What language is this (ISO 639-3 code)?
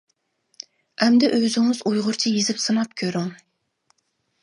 uig